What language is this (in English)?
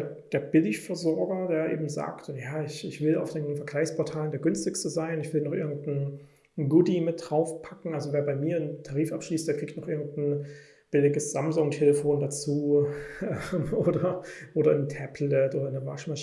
German